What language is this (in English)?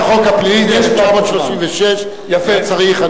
Hebrew